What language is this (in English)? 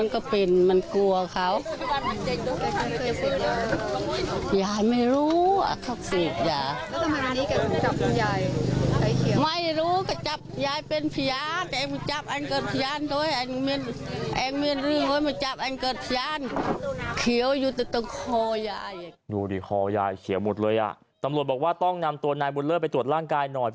Thai